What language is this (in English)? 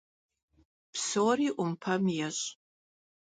Kabardian